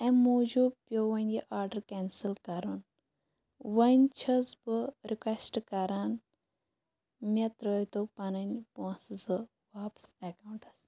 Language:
Kashmiri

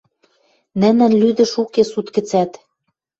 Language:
Western Mari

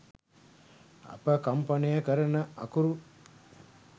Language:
Sinhala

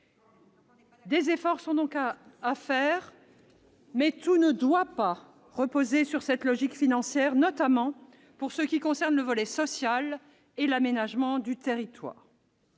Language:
French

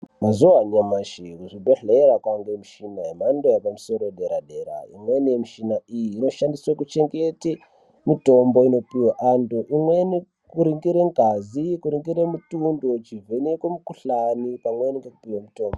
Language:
Ndau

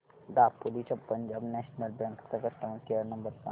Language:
Marathi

